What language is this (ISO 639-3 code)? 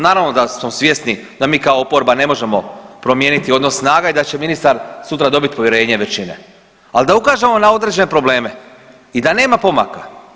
hrv